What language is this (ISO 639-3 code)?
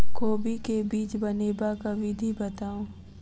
mai